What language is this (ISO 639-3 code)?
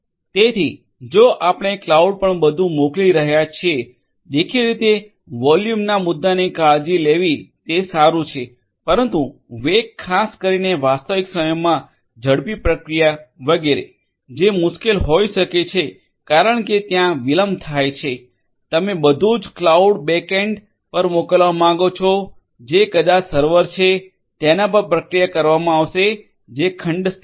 guj